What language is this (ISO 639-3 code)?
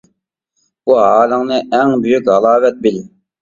uig